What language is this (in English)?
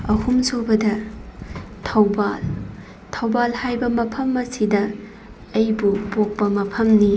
Manipuri